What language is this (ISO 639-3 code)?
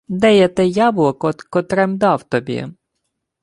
ukr